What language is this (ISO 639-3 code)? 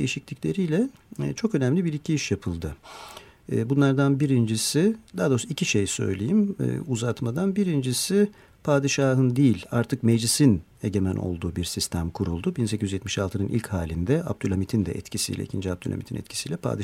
tur